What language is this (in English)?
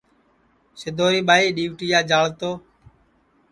Sansi